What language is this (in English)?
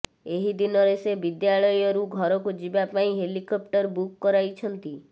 Odia